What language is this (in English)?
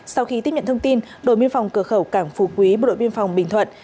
Vietnamese